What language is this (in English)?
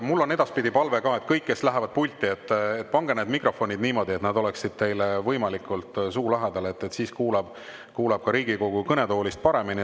Estonian